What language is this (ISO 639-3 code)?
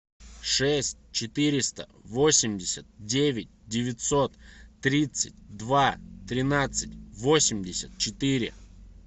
rus